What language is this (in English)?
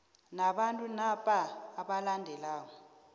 South Ndebele